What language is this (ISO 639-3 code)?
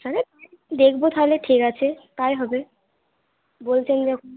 ben